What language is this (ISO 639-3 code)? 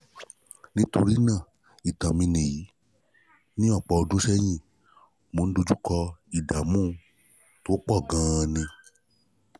yor